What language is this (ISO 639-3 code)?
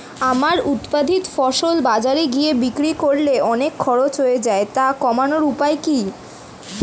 ben